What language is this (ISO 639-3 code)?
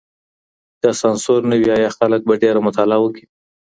pus